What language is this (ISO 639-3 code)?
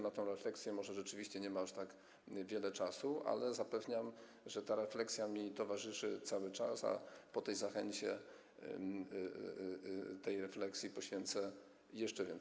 pol